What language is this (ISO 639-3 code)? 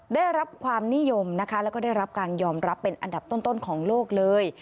tha